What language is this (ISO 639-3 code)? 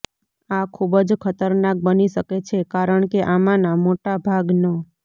guj